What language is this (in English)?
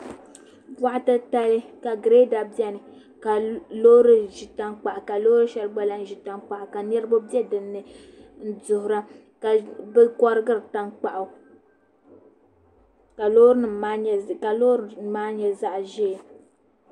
Dagbani